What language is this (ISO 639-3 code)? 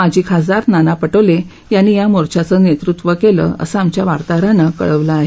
mar